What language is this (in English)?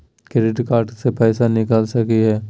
Magahi